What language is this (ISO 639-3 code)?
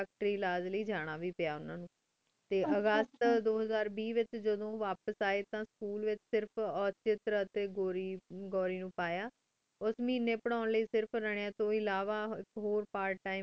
pan